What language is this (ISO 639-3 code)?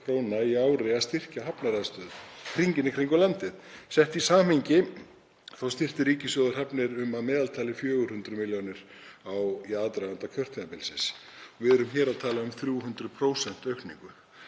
isl